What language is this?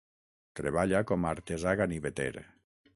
Catalan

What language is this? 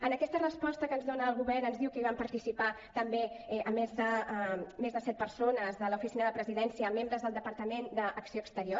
Catalan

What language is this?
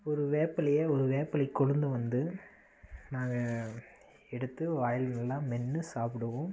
Tamil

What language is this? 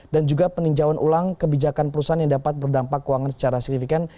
Indonesian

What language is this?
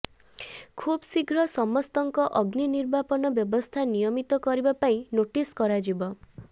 Odia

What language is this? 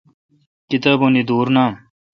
Kalkoti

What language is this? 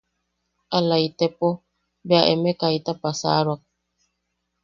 Yaqui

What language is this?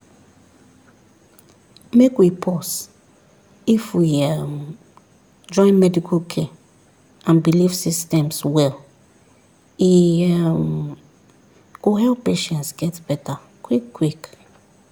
Nigerian Pidgin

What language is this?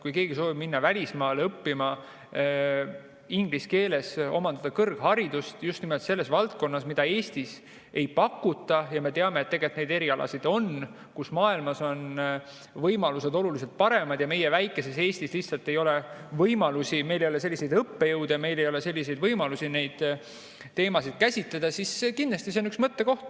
Estonian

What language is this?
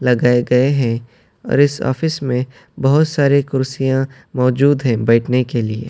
Urdu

